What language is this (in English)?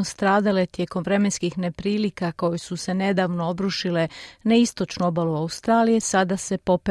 Croatian